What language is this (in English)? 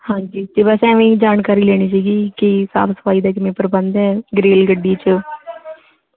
Punjabi